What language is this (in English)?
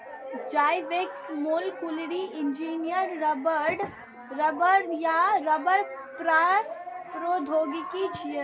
Maithili